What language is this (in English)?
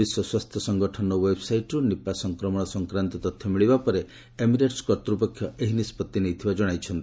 Odia